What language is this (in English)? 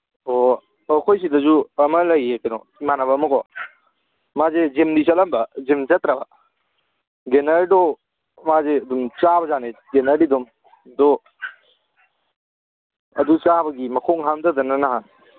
Manipuri